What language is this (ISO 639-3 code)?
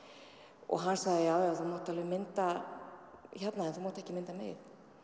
isl